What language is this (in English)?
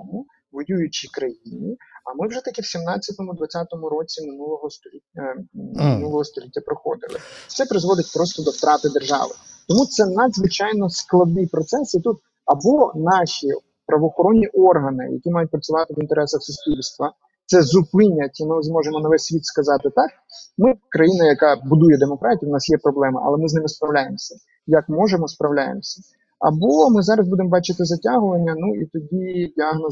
Ukrainian